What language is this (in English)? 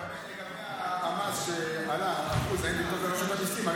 Hebrew